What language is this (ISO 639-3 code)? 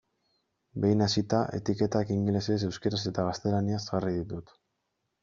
eus